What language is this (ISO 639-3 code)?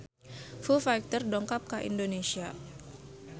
sun